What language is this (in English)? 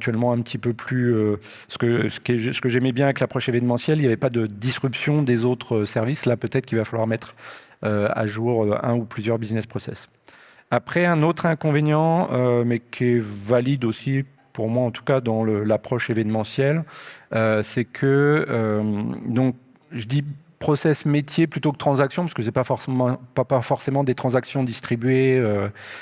French